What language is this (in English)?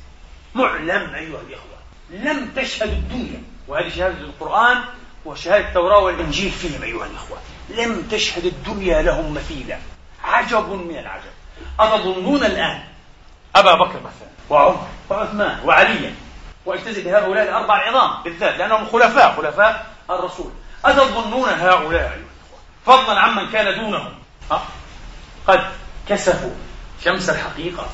Arabic